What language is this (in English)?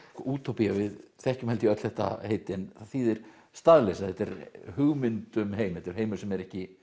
Icelandic